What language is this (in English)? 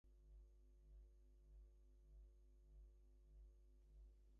English